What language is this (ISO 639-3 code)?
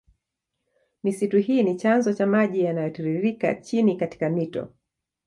swa